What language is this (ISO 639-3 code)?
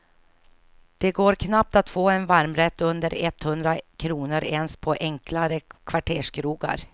swe